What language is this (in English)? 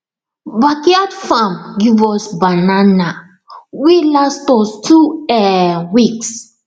Nigerian Pidgin